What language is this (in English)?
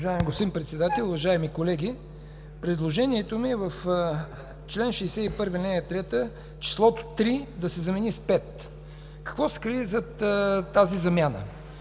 Bulgarian